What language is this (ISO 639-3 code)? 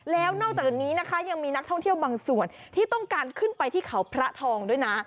tha